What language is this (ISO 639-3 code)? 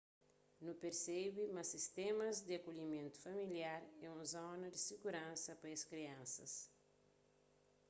kea